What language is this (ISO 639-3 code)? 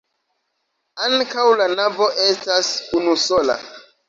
epo